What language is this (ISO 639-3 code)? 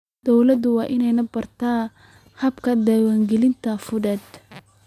som